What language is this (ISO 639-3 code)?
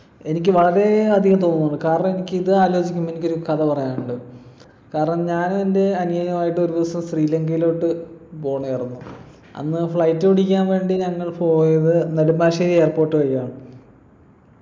mal